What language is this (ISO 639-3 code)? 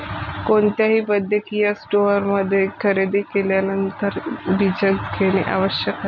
mar